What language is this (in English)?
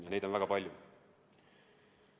Estonian